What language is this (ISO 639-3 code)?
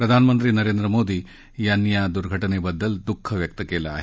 mar